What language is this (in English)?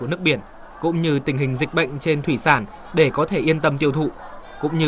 Vietnamese